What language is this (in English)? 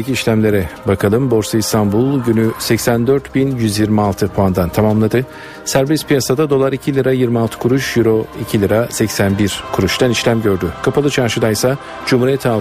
Turkish